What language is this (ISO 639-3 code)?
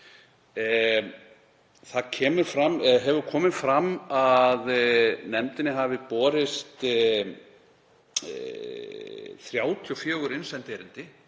isl